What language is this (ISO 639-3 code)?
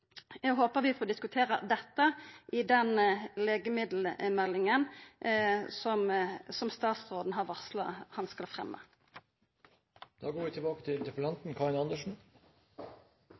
nno